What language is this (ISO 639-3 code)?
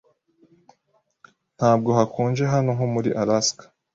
kin